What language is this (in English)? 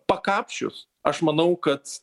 Lithuanian